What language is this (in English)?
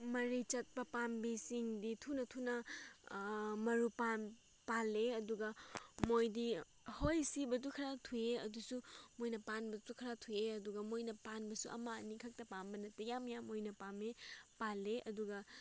Manipuri